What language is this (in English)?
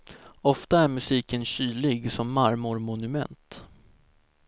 Swedish